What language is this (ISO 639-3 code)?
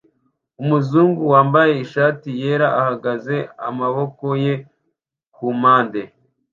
kin